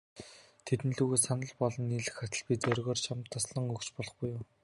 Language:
Mongolian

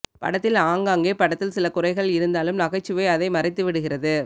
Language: Tamil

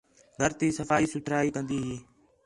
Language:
Khetrani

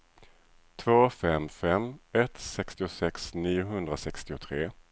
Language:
Swedish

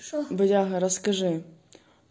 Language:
Russian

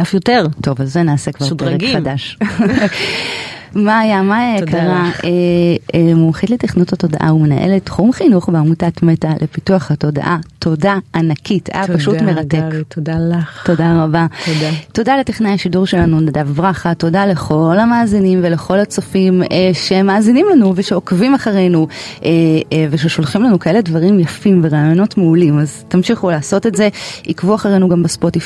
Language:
Hebrew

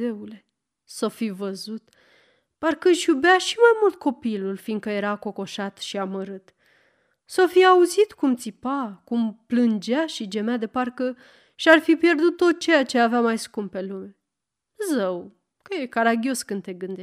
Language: Romanian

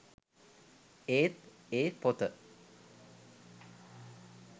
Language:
Sinhala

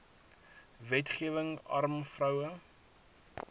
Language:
Afrikaans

